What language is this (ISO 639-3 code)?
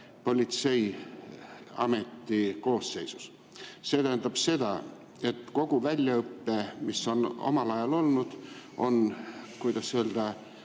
est